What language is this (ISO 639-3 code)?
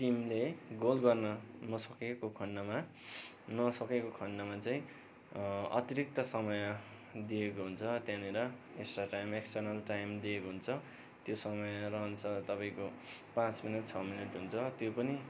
nep